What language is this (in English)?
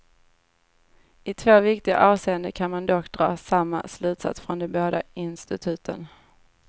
Swedish